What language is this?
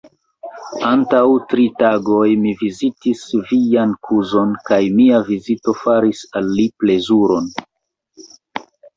Esperanto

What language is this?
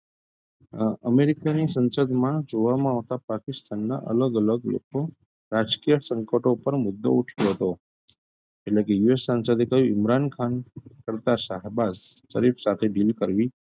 Gujarati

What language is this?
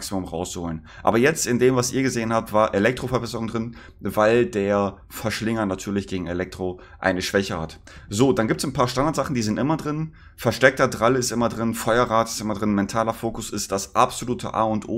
German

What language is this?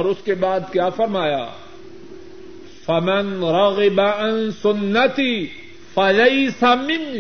Urdu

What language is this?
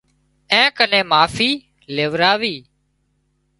Wadiyara Koli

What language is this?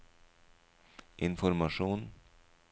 Norwegian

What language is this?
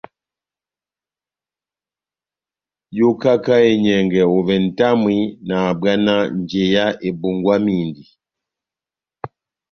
Batanga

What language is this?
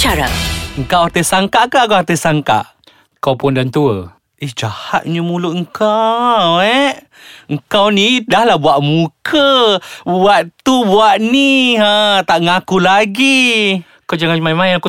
Malay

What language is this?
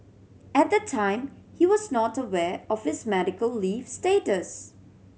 English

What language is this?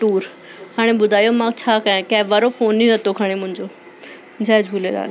Sindhi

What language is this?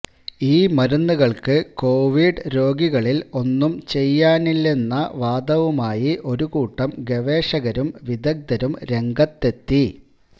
Malayalam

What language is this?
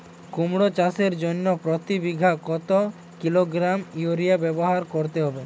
Bangla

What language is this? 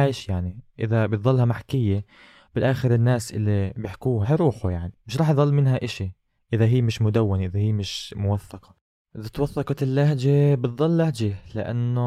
Arabic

